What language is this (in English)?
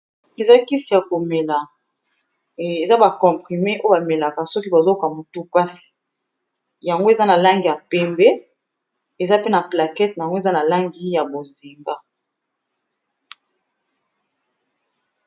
Lingala